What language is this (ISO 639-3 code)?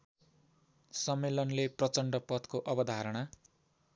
nep